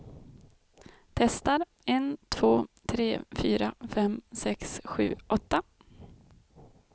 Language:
Swedish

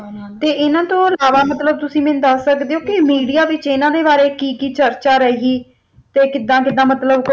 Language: Punjabi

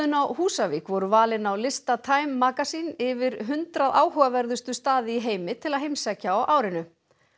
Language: Icelandic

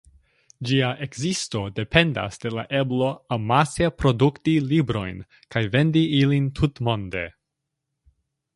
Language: Esperanto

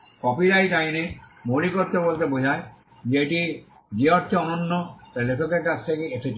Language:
Bangla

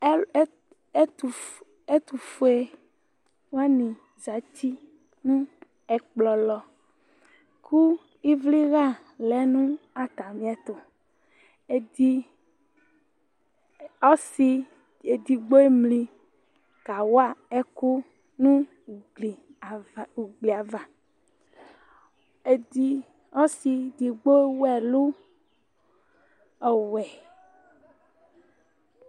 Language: Ikposo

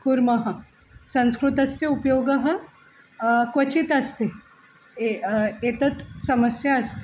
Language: Sanskrit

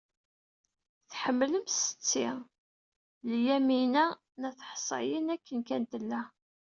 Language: Kabyle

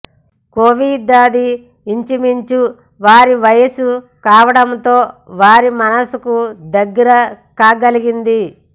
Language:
Telugu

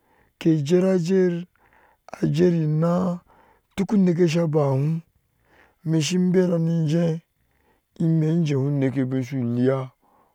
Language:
Ashe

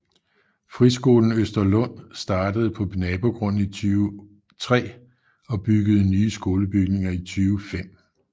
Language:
Danish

